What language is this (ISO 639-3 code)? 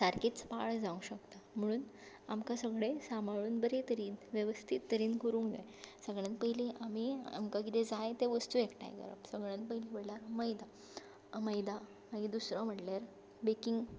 kok